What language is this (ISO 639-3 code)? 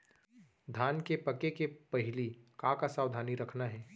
hne